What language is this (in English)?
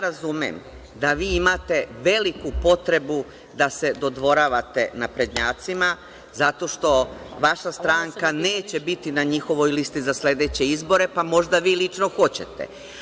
Serbian